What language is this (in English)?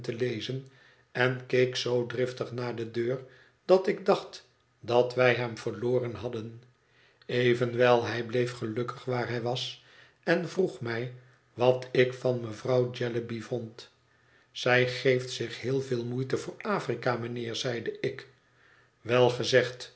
Dutch